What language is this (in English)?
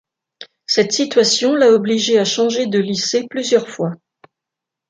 French